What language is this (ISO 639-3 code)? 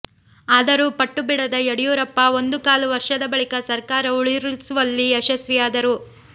kan